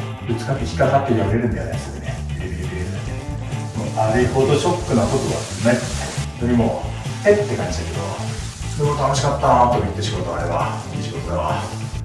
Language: Japanese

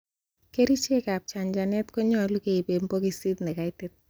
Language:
Kalenjin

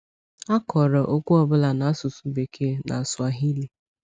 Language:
Igbo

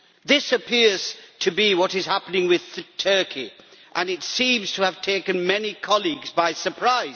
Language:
English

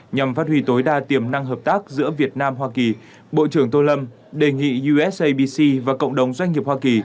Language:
Vietnamese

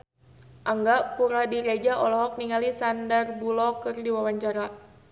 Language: Sundanese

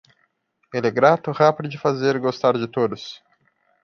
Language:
Portuguese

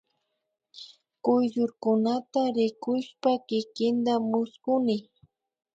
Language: Imbabura Highland Quichua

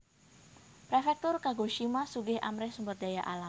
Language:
Javanese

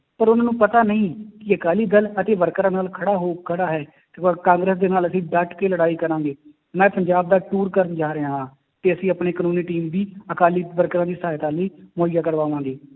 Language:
Punjabi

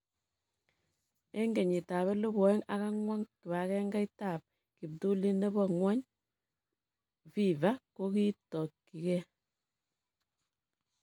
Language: Kalenjin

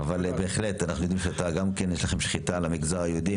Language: Hebrew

